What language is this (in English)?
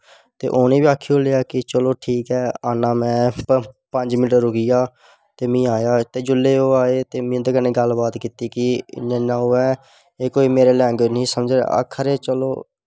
Dogri